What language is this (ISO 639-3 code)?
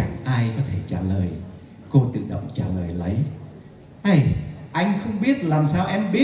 vie